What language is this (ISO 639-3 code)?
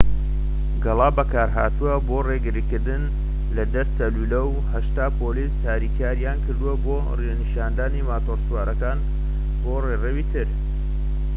ckb